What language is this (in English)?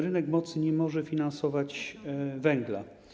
Polish